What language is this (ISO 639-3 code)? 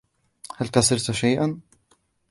ara